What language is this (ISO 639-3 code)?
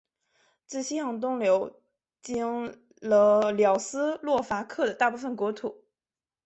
zho